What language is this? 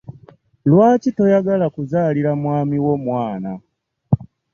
Ganda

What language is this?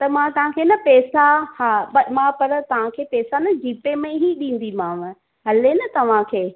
Sindhi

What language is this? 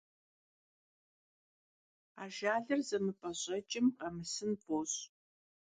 Kabardian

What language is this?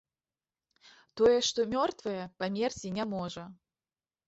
Belarusian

